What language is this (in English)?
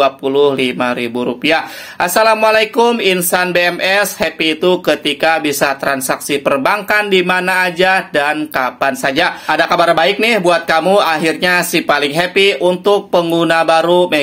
Indonesian